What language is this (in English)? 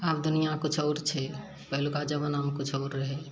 Maithili